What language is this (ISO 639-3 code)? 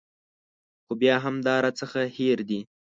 pus